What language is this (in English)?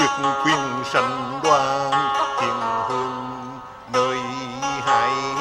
Vietnamese